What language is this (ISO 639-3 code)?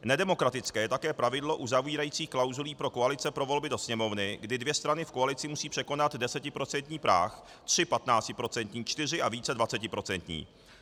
ces